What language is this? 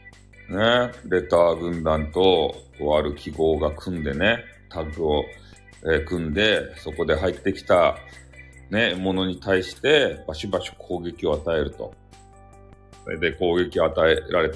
Japanese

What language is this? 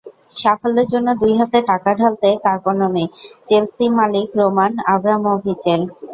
Bangla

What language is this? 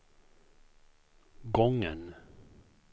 Swedish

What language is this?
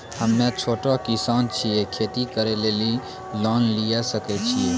Maithili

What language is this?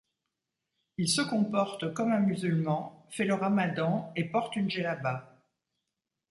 French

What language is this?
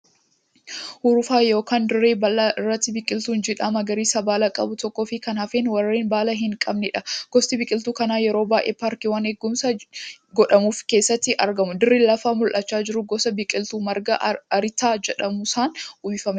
Oromo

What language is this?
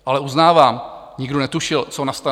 Czech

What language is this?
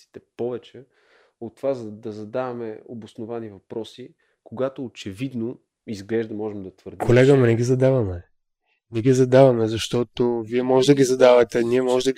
Bulgarian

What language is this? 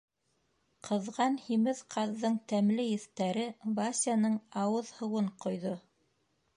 Bashkir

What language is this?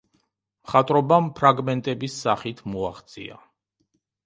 Georgian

